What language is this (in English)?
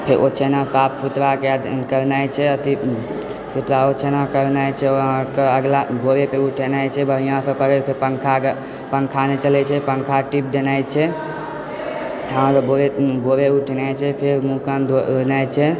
Maithili